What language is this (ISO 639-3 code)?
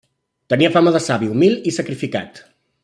cat